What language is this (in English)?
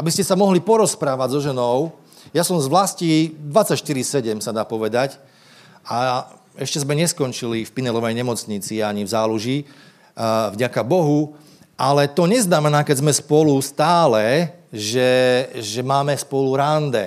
Slovak